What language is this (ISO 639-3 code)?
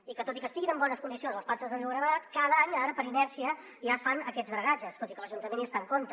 cat